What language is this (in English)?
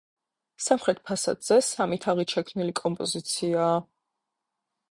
Georgian